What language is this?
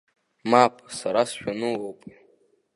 Abkhazian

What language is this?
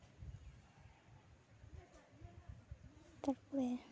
Santali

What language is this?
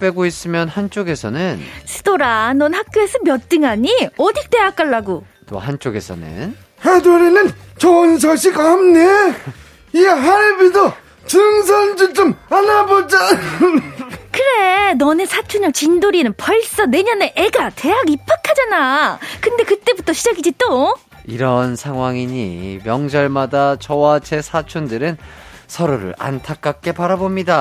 Korean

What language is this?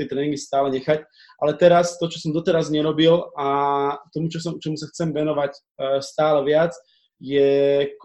Slovak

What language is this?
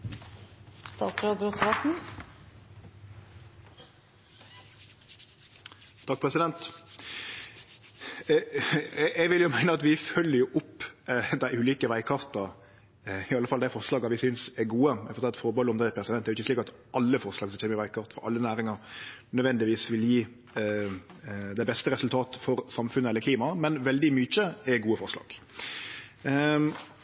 Norwegian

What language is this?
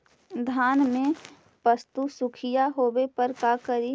Magahi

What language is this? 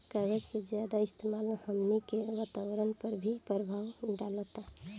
Bhojpuri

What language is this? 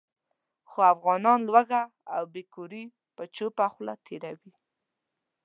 Pashto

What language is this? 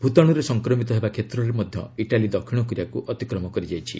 Odia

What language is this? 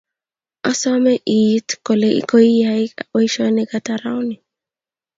Kalenjin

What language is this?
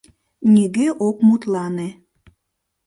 Mari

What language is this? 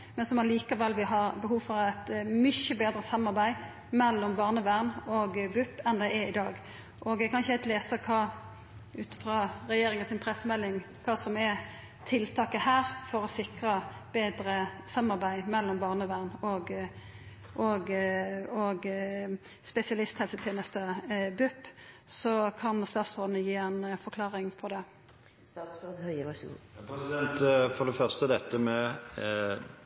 Norwegian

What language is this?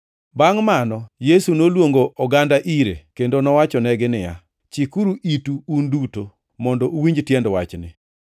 Luo (Kenya and Tanzania)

